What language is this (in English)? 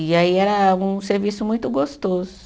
Portuguese